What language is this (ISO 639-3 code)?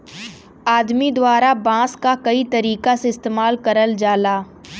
bho